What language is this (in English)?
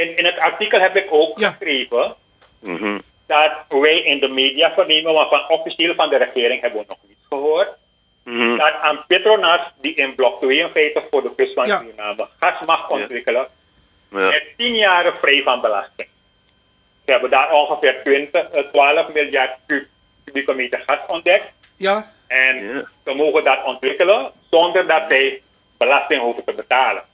Dutch